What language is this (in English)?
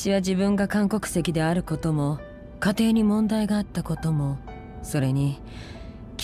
Japanese